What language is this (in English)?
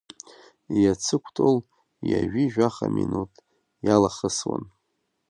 Abkhazian